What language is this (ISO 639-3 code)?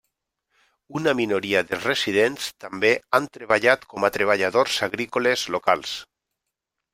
cat